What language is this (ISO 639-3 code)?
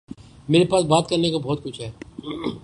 urd